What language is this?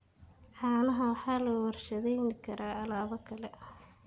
Somali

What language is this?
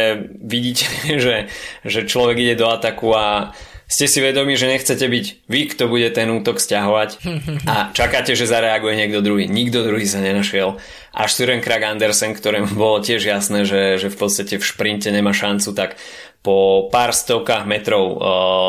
Slovak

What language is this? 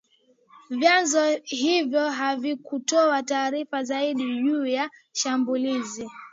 Swahili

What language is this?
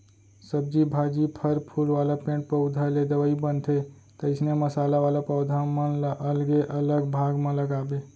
Chhattisgarhi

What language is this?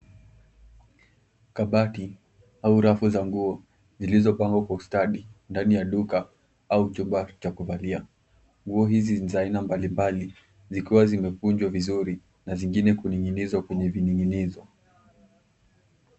Swahili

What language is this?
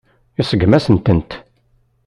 Kabyle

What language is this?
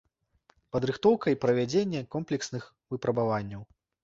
Belarusian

